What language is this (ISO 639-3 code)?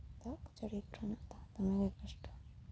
sat